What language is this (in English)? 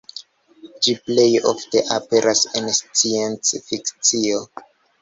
Esperanto